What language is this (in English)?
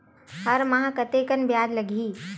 Chhattisgarhi